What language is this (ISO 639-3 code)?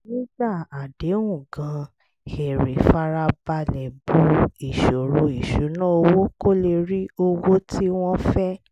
yor